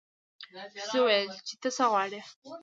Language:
Pashto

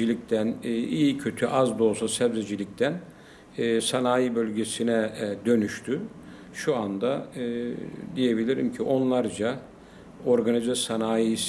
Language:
Turkish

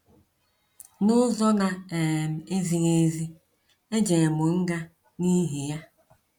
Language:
Igbo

